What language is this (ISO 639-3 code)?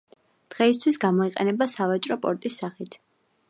kat